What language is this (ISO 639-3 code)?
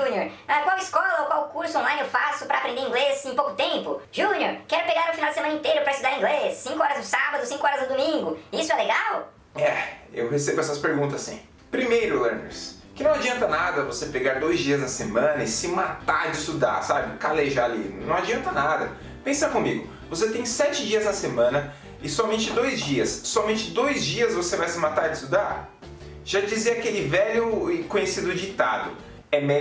por